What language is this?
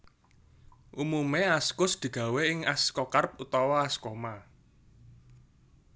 Javanese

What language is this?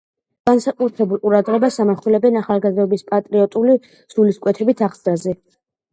Georgian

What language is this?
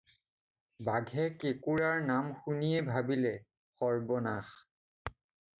Assamese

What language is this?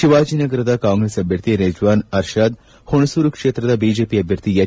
Kannada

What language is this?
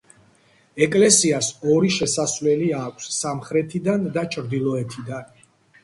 Georgian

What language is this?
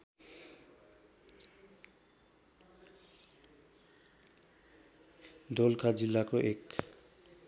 Nepali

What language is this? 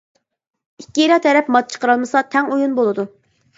Uyghur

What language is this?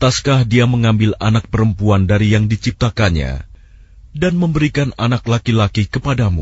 Arabic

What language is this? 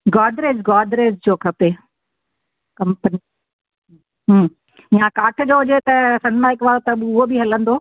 Sindhi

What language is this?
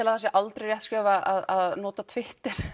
Icelandic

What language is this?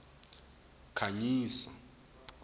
Tsonga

